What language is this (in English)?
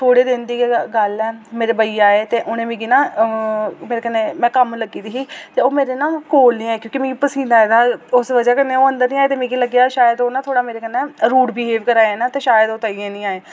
Dogri